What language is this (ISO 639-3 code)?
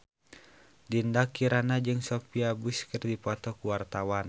sun